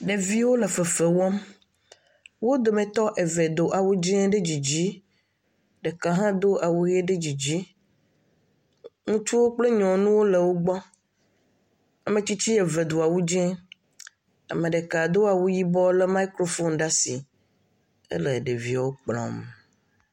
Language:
Ewe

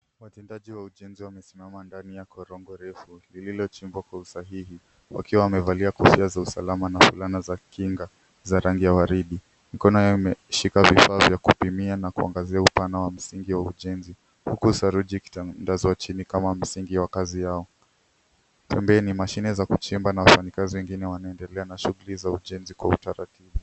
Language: Swahili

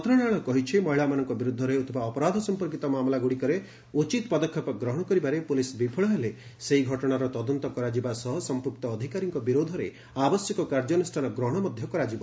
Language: Odia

